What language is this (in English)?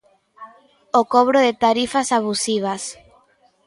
Galician